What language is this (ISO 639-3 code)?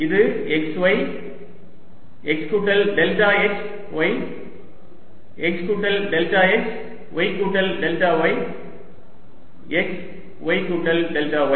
tam